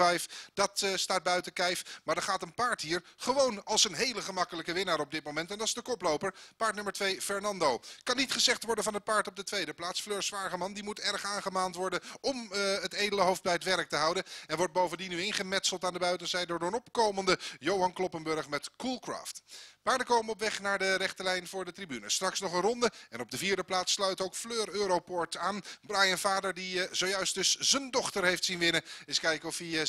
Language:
Dutch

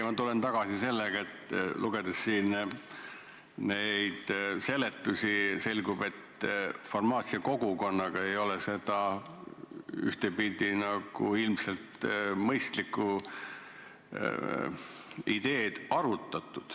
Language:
Estonian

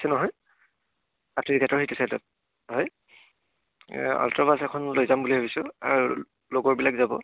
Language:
Assamese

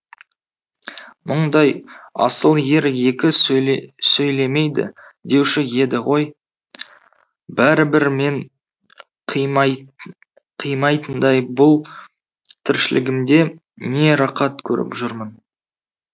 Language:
Kazakh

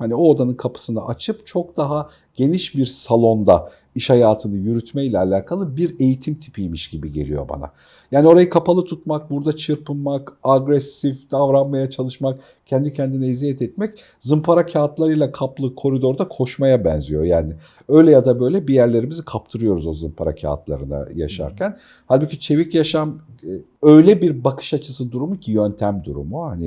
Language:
Turkish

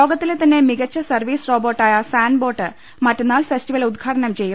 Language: Malayalam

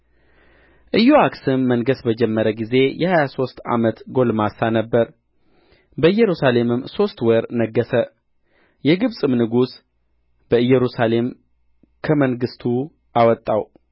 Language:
Amharic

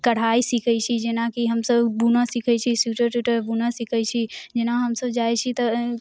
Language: Maithili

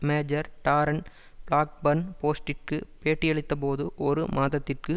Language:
Tamil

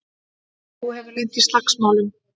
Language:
Icelandic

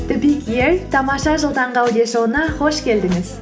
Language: Kazakh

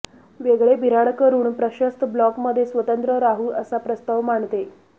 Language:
Marathi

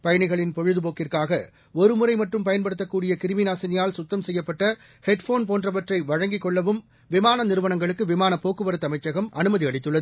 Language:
Tamil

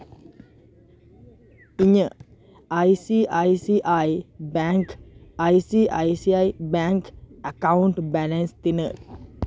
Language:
Santali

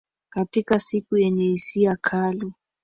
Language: Swahili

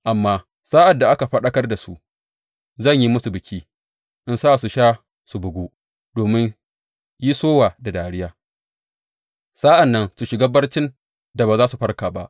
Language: Hausa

